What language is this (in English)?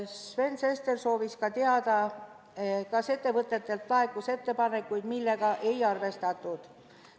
Estonian